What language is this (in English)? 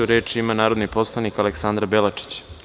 Serbian